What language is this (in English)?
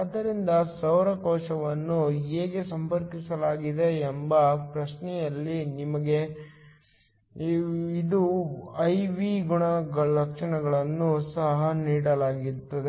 Kannada